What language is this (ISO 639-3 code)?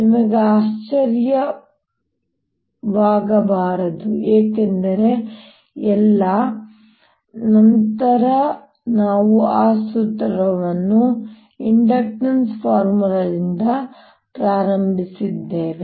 kan